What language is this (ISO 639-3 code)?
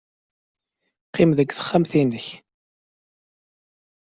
kab